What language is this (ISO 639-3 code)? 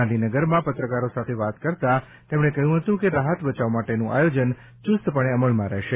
guj